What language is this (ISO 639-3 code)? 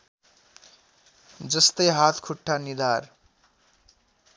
nep